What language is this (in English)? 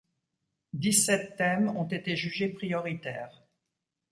French